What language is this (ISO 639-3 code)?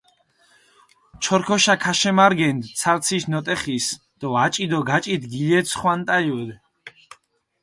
xmf